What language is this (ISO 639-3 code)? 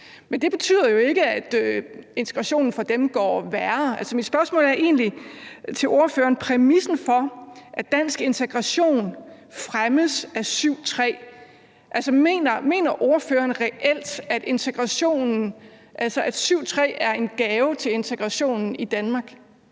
dan